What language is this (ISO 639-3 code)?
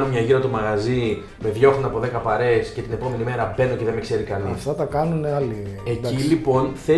ell